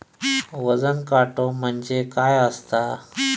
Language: Marathi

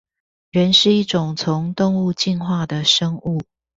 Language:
Chinese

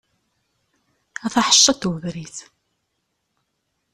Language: Kabyle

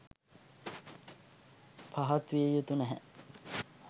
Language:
Sinhala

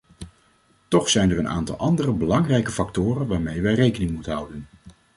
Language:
Dutch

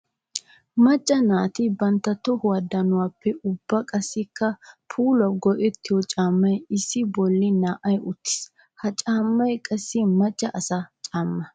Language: Wolaytta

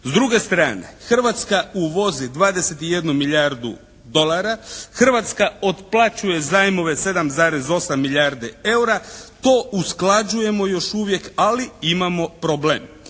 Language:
Croatian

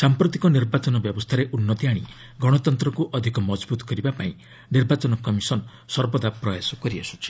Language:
Odia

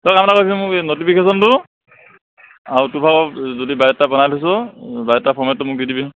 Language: Assamese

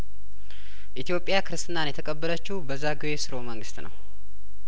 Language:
Amharic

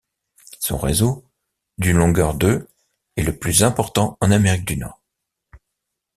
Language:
French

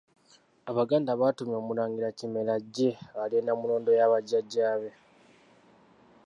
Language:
Ganda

